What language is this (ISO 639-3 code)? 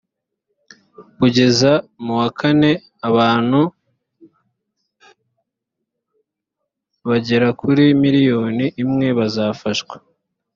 kin